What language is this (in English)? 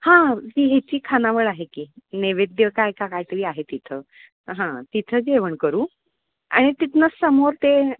Marathi